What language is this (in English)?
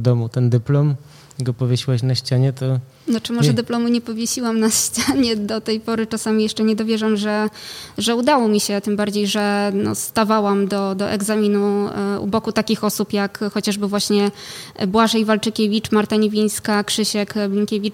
Polish